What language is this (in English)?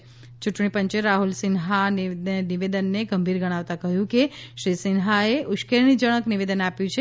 Gujarati